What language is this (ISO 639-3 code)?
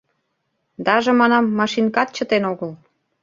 chm